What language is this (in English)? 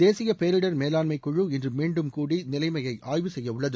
Tamil